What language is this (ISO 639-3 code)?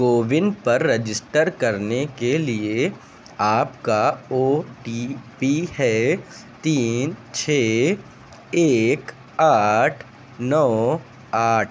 urd